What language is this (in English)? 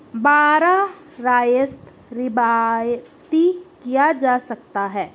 Urdu